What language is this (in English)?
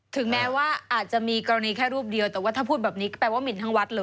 Thai